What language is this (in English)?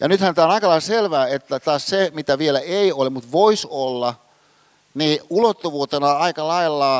Finnish